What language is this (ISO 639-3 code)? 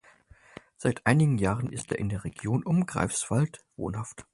deu